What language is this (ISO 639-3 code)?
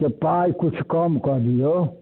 mai